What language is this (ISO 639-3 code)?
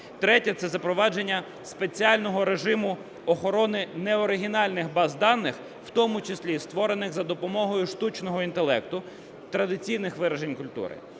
ukr